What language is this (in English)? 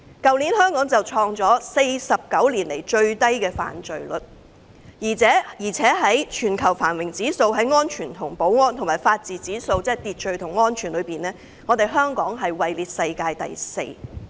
Cantonese